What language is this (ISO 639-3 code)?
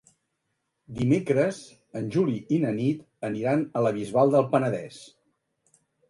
cat